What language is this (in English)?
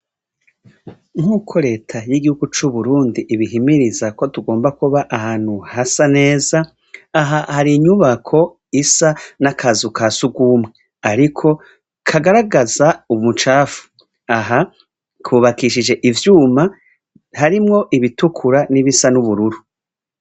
Rundi